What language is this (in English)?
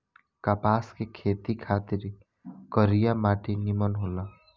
Bhojpuri